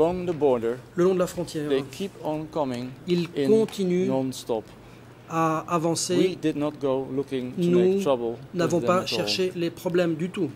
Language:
French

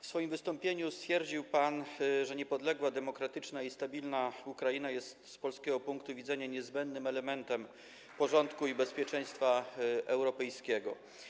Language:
Polish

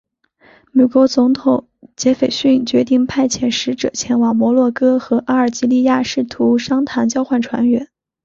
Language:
Chinese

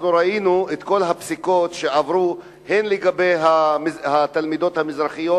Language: Hebrew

